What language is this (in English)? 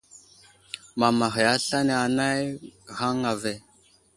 Wuzlam